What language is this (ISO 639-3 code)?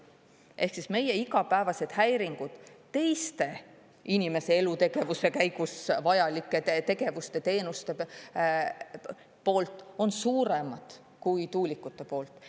est